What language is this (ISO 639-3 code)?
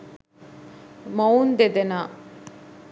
sin